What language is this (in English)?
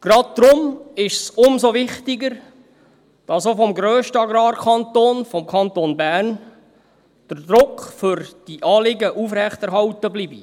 Swiss German